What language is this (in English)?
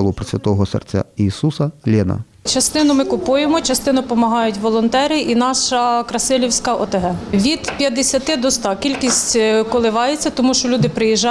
Ukrainian